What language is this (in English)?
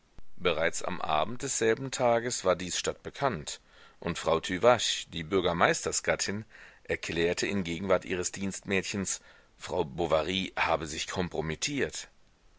German